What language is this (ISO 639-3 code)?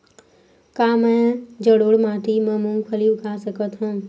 hne